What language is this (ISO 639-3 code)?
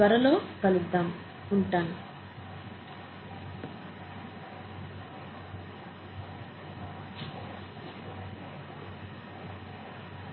tel